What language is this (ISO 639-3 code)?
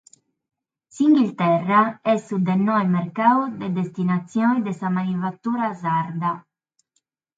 srd